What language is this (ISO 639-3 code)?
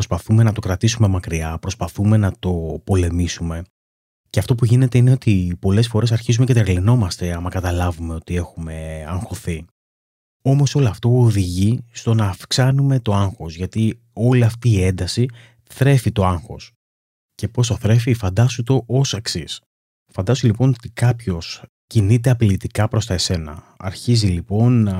ell